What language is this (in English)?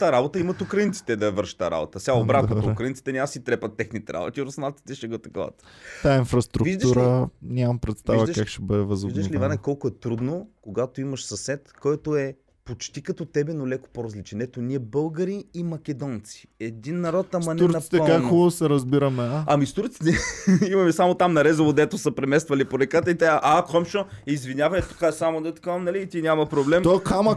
Bulgarian